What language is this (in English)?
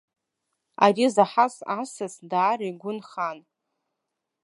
Abkhazian